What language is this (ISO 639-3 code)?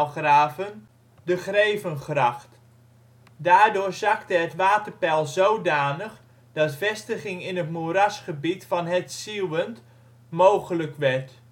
nld